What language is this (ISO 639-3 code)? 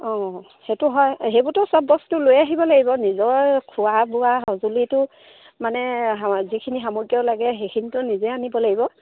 asm